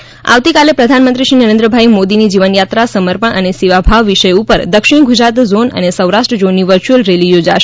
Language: Gujarati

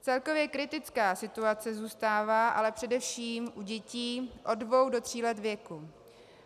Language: Czech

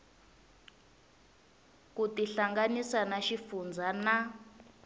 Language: Tsonga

